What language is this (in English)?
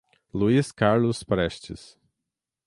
Portuguese